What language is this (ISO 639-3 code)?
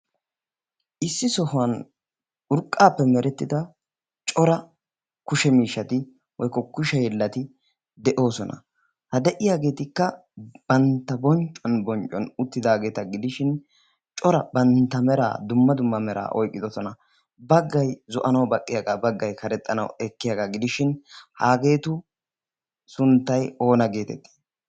wal